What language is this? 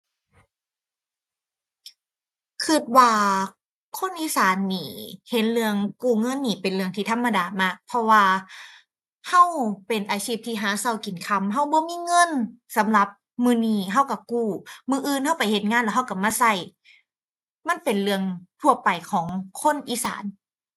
Thai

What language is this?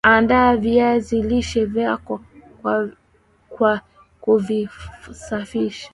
Swahili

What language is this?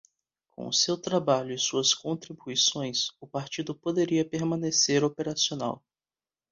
Portuguese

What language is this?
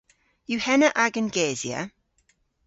Cornish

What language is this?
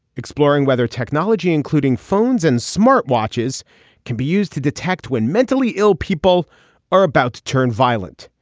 English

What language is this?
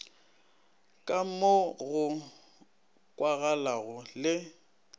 Northern Sotho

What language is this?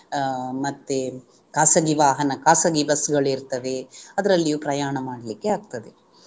Kannada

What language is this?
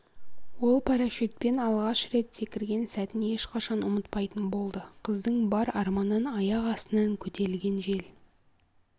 Kazakh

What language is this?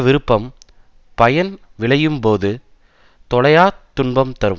Tamil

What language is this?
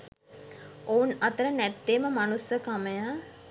Sinhala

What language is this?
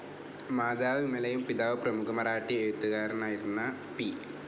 Malayalam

